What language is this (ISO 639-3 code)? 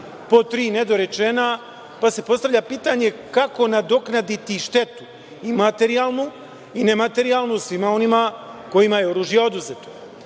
srp